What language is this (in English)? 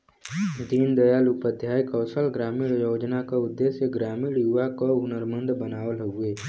Bhojpuri